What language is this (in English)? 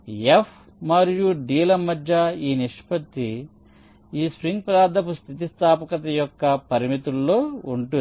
Telugu